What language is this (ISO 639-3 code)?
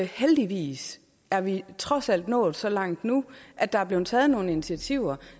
dan